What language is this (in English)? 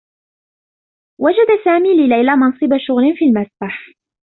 Arabic